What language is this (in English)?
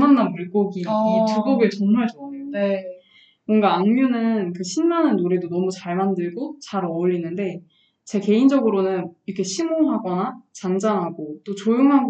Korean